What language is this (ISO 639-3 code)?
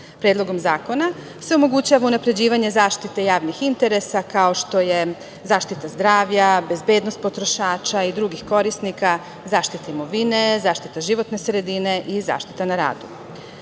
srp